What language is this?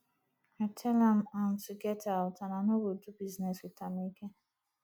Nigerian Pidgin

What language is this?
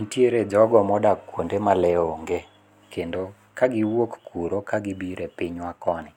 Luo (Kenya and Tanzania)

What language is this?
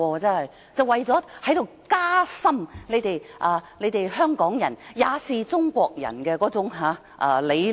Cantonese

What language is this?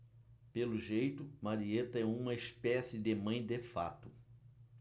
Portuguese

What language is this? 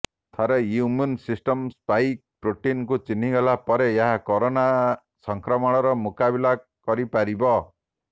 Odia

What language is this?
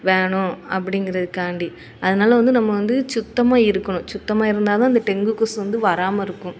Tamil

